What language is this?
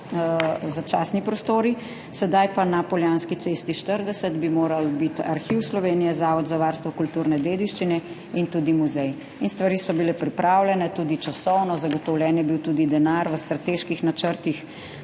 Slovenian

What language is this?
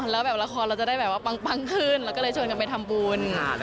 Thai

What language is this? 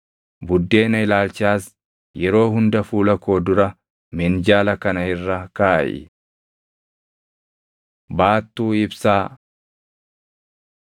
Oromo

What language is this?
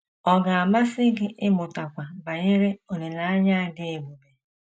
Igbo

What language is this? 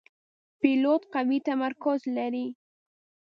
Pashto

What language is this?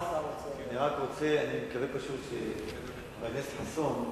Hebrew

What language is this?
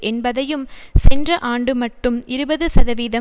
Tamil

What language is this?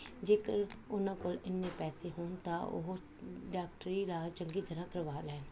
Punjabi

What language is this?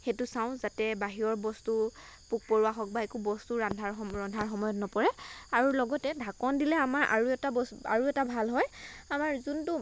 Assamese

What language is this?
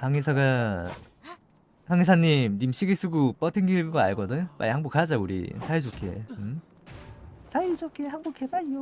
Korean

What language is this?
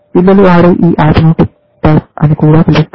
Telugu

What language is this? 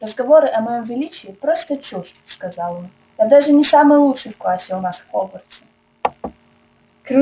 Russian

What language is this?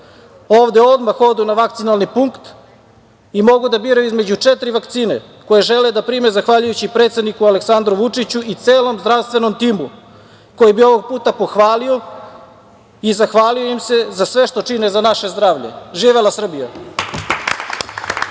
Serbian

